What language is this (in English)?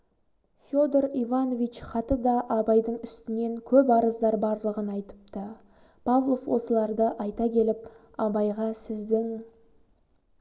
Kazakh